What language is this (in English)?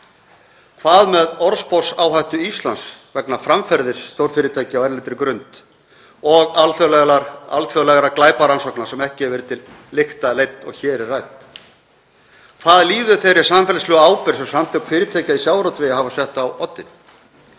Icelandic